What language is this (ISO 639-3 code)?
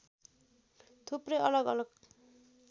nep